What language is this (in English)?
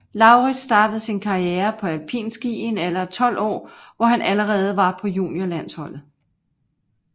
Danish